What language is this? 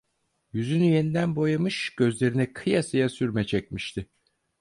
Turkish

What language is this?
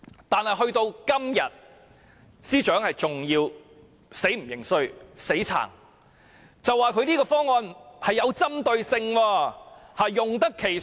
Cantonese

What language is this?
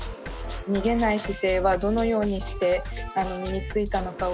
Japanese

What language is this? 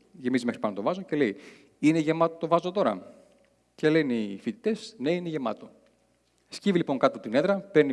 Greek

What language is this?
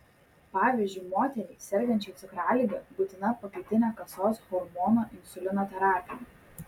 Lithuanian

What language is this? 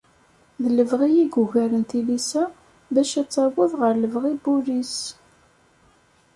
Kabyle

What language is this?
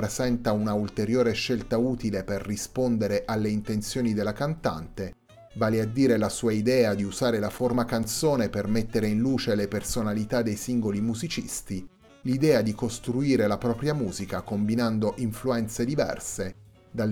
Italian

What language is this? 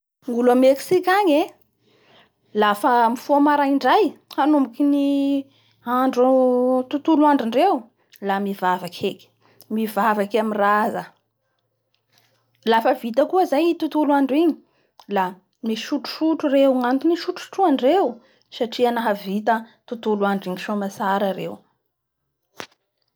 Bara Malagasy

